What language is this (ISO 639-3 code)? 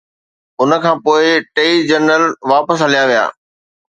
snd